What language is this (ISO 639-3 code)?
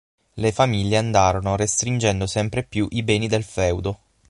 ita